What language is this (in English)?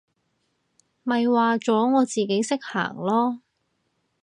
Cantonese